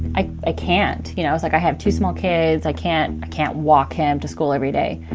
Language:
English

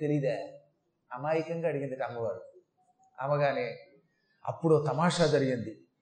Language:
Telugu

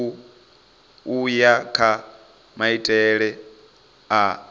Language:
Venda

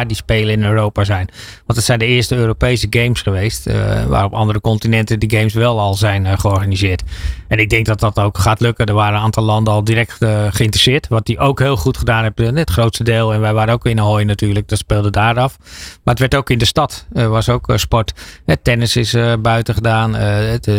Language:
Dutch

